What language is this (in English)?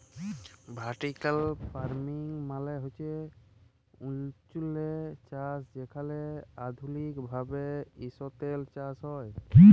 Bangla